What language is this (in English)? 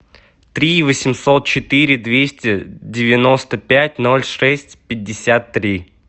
Russian